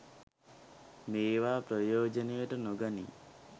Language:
Sinhala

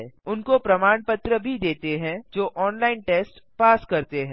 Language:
Hindi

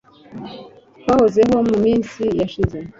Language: Kinyarwanda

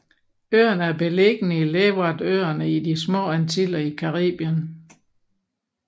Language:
Danish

